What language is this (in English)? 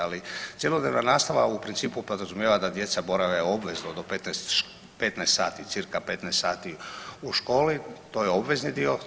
Croatian